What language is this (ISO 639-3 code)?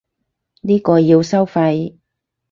yue